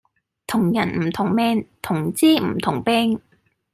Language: Cantonese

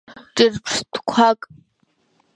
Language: Abkhazian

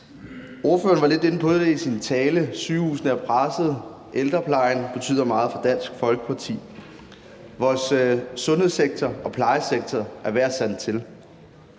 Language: Danish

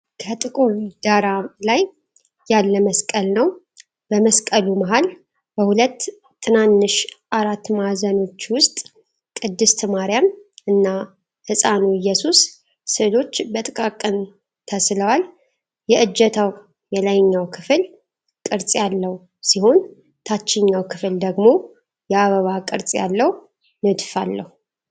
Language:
Amharic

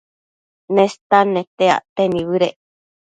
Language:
Matsés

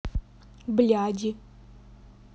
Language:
Russian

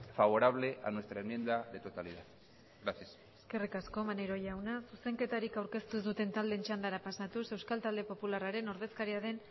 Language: Basque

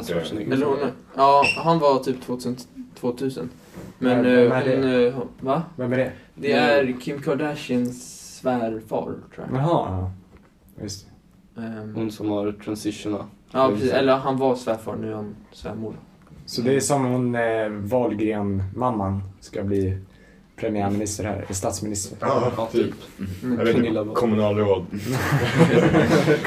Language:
Swedish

